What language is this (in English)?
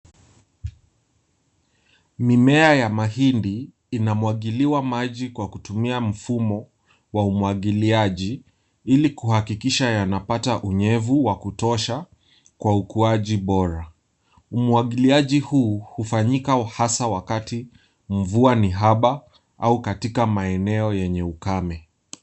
Swahili